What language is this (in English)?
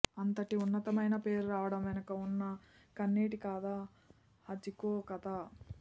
Telugu